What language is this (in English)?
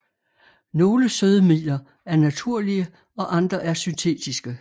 Danish